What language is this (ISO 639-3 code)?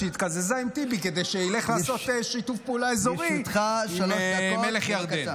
heb